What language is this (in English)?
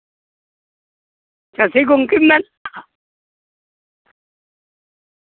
Santali